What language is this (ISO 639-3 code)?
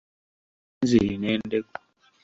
lug